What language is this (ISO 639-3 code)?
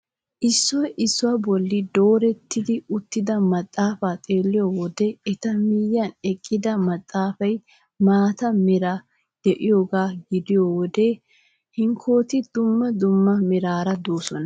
wal